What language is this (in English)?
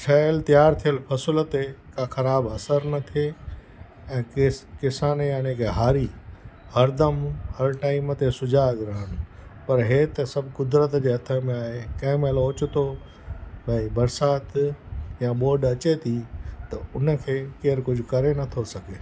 Sindhi